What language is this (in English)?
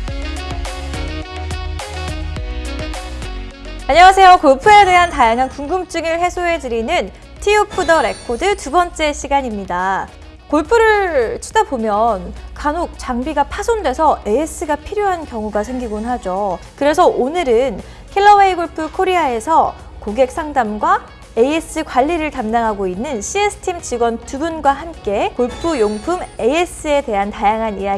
Korean